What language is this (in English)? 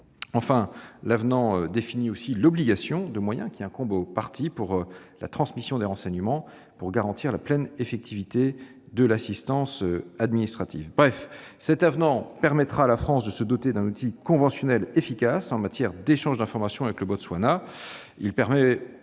French